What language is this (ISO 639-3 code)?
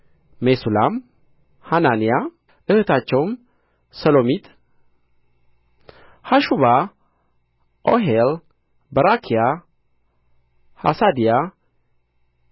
amh